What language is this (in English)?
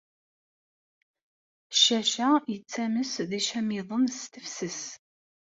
Kabyle